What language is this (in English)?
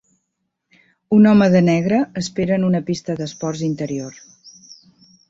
Catalan